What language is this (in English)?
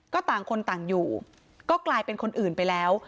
Thai